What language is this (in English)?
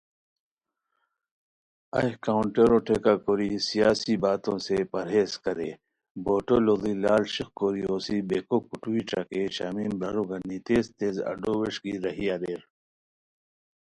Khowar